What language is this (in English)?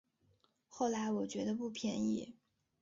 Chinese